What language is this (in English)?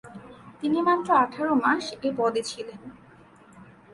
Bangla